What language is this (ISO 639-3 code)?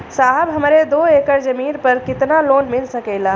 bho